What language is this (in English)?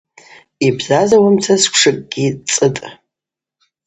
Abaza